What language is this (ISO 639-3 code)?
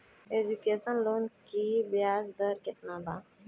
bho